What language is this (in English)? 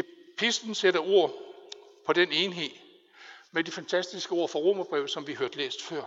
Danish